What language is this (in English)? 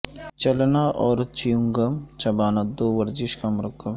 Urdu